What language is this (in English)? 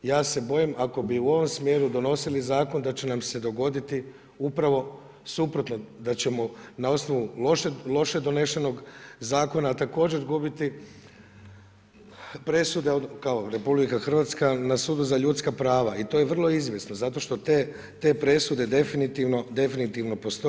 Croatian